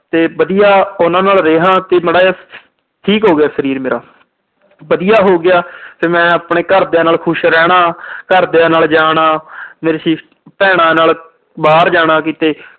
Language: Punjabi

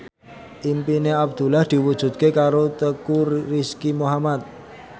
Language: Javanese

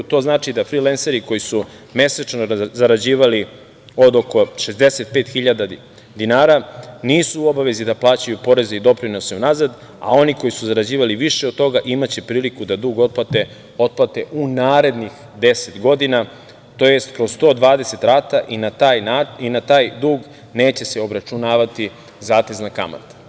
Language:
Serbian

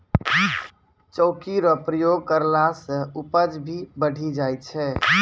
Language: Maithili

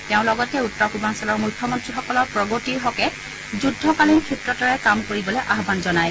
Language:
Assamese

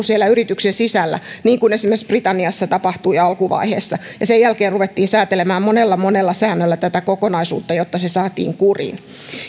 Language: Finnish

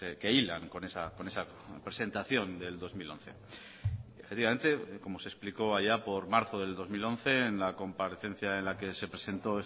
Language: Spanish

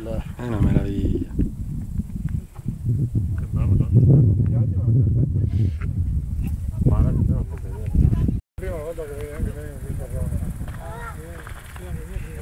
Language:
Italian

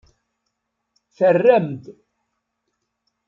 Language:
Kabyle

